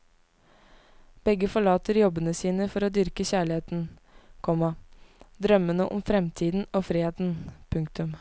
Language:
Norwegian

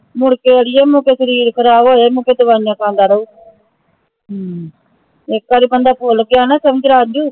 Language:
Punjabi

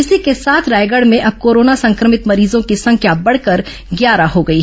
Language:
Hindi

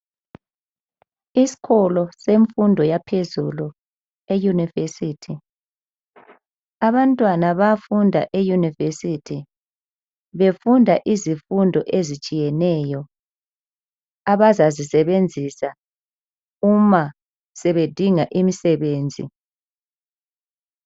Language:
North Ndebele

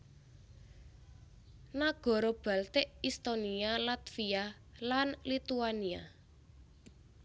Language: Javanese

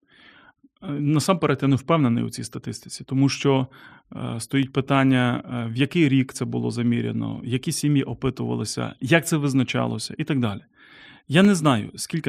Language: Ukrainian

